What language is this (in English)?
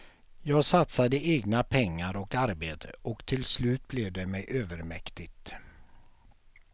Swedish